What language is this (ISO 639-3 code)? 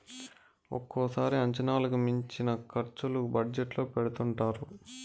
tel